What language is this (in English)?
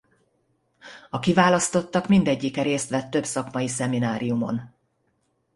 Hungarian